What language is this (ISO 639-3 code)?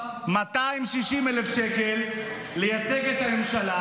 heb